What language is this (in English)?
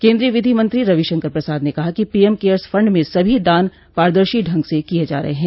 Hindi